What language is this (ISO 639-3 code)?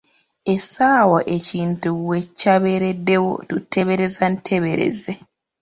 lug